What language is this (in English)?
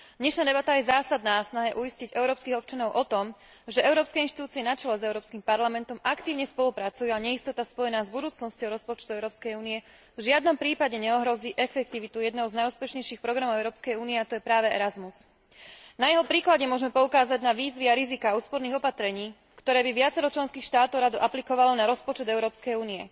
Slovak